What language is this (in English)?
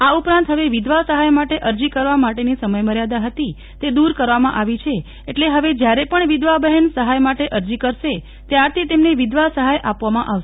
Gujarati